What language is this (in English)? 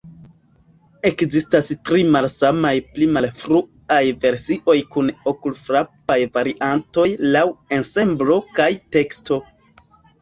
Esperanto